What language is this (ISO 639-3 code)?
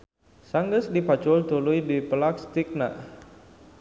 sun